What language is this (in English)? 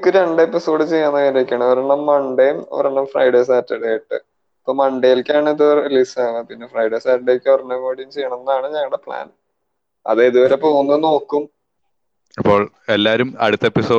Malayalam